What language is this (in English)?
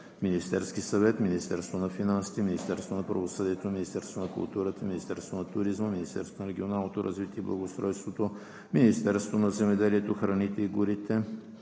Bulgarian